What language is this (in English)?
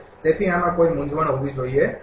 Gujarati